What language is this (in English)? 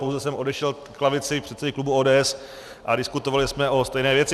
Czech